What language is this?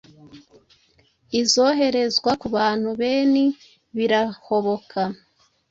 Kinyarwanda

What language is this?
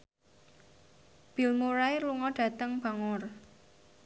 Javanese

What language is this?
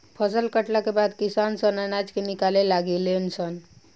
Bhojpuri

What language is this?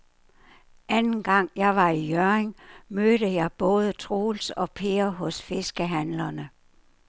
Danish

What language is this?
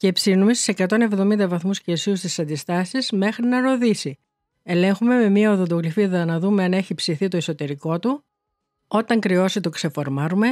Greek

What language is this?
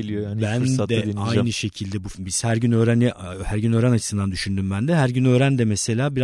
Turkish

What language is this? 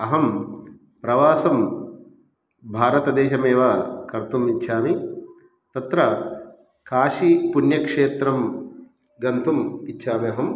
Sanskrit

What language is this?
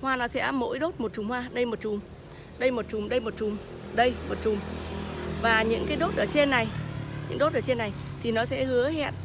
Vietnamese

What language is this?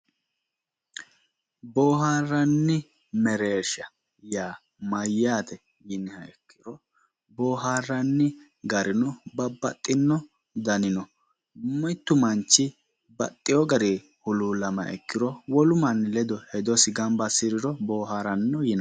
Sidamo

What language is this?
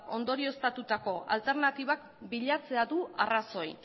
Basque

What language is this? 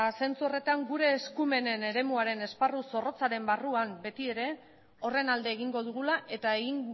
Basque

